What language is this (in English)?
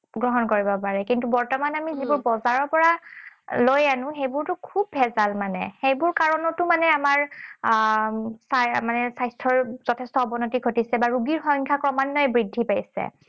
Assamese